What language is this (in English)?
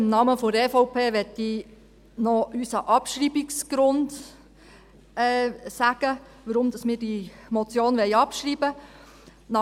Swiss German